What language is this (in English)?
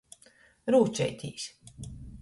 Latgalian